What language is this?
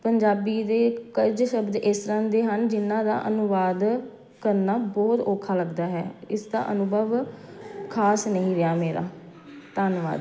Punjabi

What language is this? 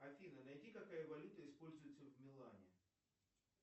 Russian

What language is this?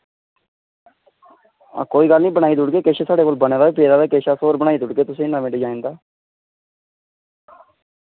Dogri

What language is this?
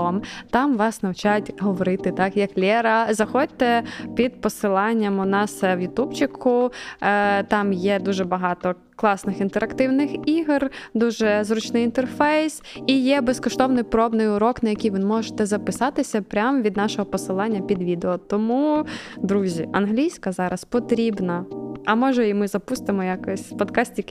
Ukrainian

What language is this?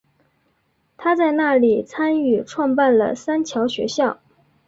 Chinese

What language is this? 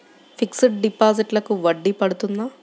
Telugu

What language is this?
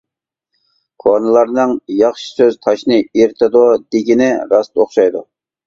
Uyghur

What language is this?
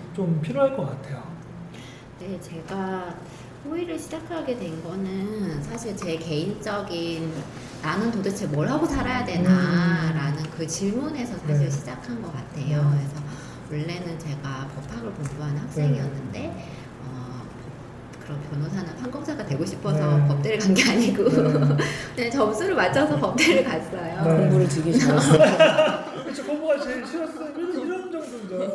Korean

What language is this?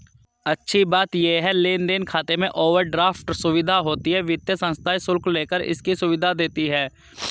Hindi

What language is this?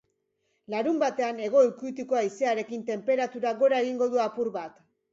Basque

